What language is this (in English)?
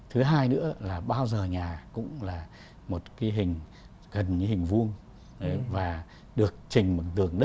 Vietnamese